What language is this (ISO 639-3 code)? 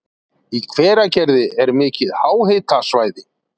isl